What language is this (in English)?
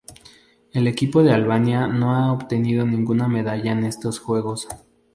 Spanish